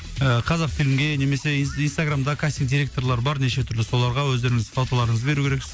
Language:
Kazakh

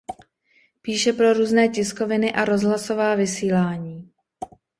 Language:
Czech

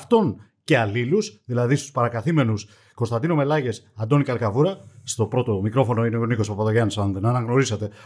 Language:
Greek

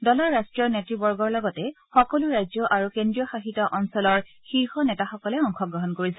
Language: Assamese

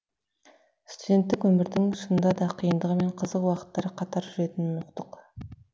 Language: Kazakh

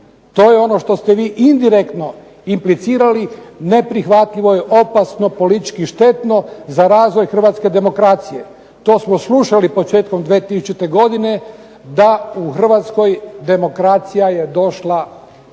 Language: Croatian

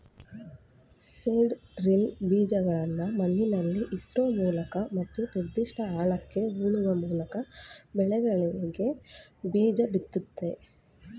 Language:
Kannada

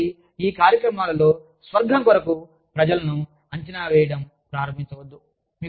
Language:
Telugu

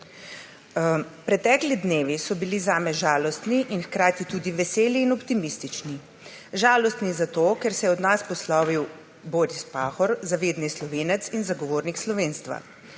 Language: Slovenian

